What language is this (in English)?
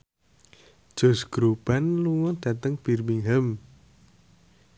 Javanese